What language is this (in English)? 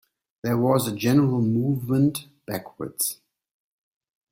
English